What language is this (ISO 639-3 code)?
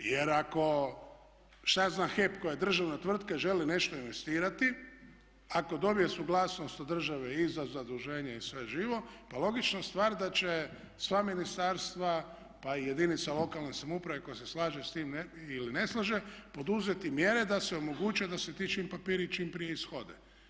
hrv